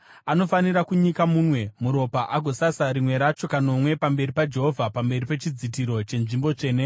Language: Shona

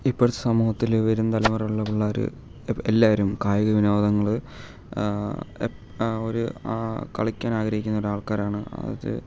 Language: Malayalam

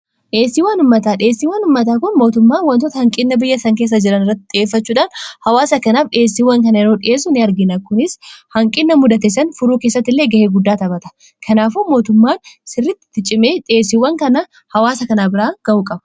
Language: Oromo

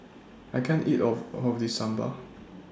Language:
English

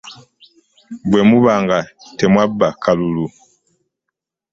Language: Ganda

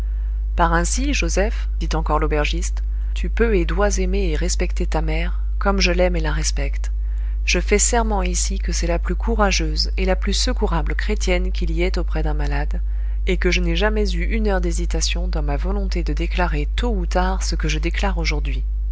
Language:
French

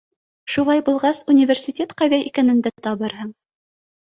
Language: Bashkir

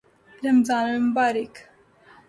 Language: Urdu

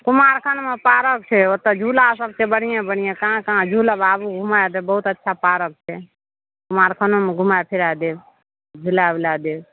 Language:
Maithili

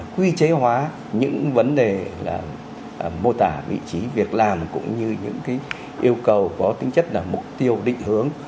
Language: Vietnamese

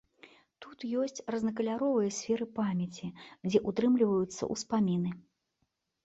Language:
Belarusian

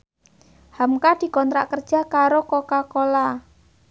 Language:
Javanese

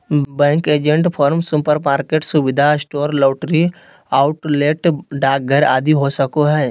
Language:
Magahi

